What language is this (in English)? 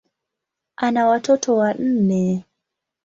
Swahili